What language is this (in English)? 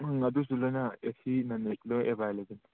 Manipuri